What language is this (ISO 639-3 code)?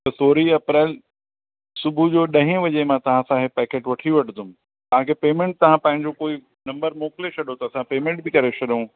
snd